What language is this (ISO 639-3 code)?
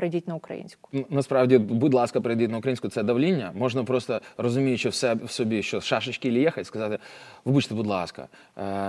ukr